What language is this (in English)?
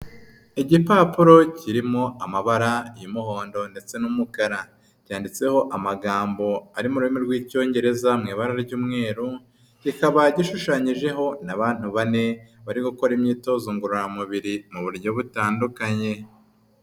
Kinyarwanda